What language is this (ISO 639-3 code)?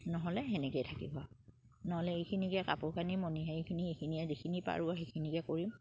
asm